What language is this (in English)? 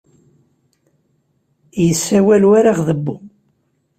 Kabyle